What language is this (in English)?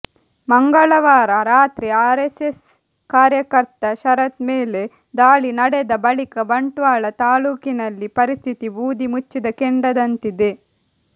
Kannada